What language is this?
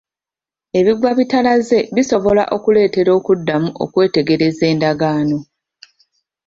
Ganda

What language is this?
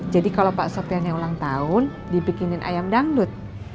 Indonesian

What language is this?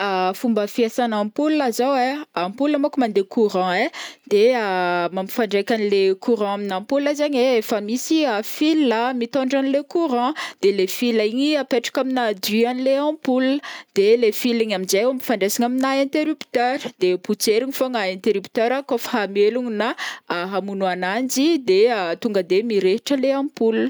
Northern Betsimisaraka Malagasy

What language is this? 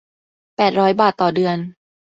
Thai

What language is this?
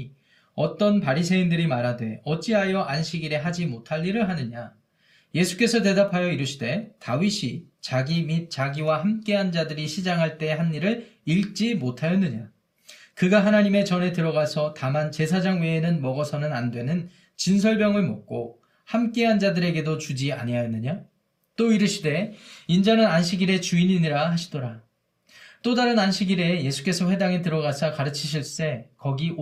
Korean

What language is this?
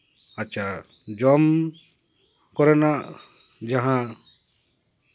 Santali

